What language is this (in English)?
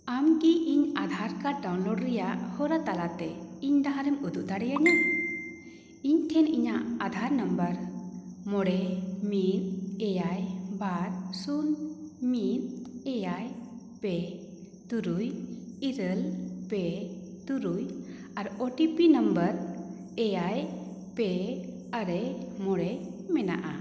Santali